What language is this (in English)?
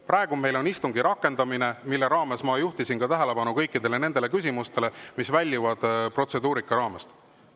Estonian